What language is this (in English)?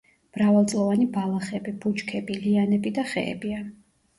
Georgian